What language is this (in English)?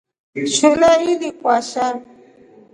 Rombo